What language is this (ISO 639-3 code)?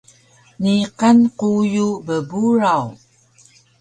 trv